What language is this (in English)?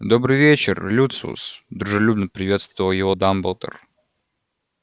Russian